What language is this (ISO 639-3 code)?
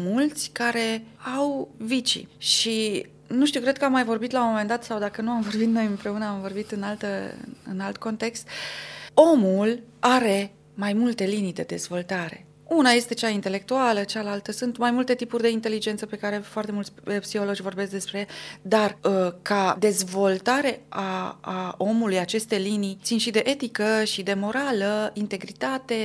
ron